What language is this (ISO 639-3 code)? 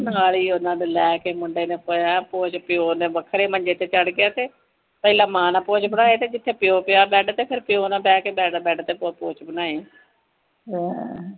pan